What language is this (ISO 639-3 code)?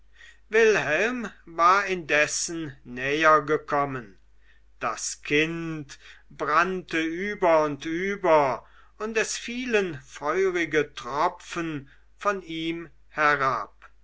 deu